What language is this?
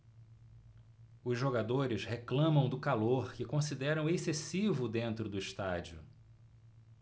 Portuguese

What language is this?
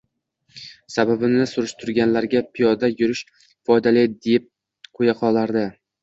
Uzbek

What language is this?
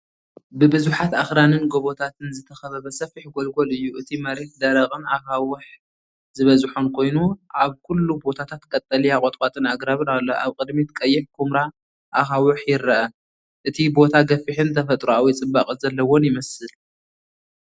Tigrinya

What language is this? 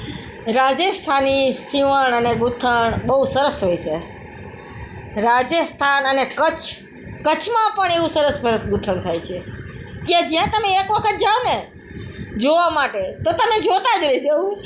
Gujarati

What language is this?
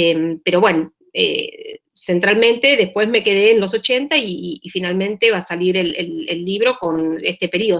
Spanish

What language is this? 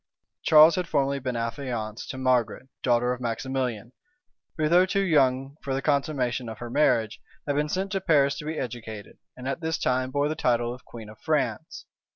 English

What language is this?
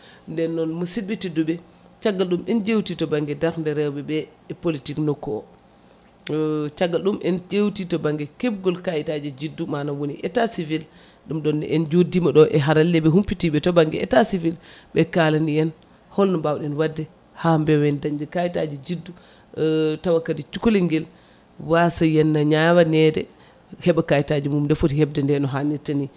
Fula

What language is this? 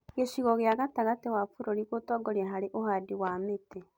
Kikuyu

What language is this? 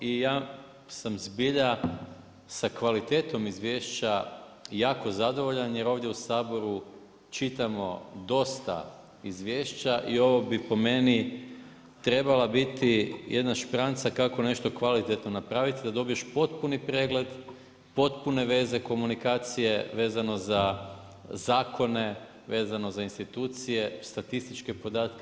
Croatian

